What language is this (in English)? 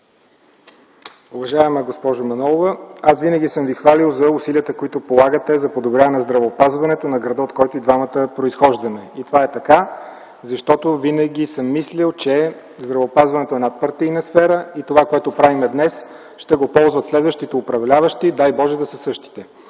Bulgarian